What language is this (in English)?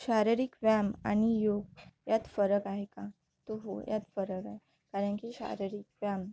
Marathi